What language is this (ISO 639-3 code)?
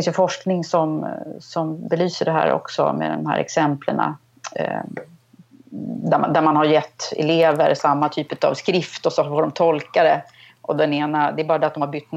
swe